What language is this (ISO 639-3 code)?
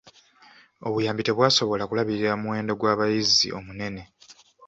lug